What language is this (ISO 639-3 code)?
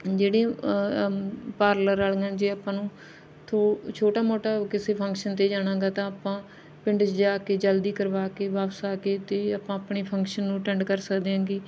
pan